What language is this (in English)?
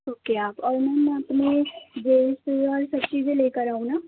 Urdu